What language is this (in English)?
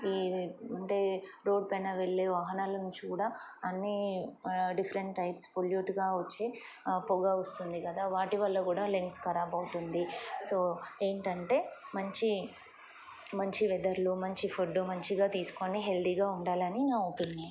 Telugu